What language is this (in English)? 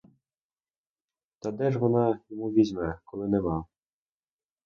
Ukrainian